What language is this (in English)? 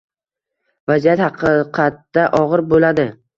Uzbek